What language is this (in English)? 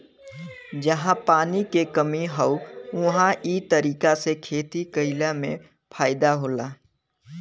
Bhojpuri